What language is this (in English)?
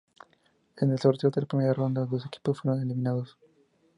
Spanish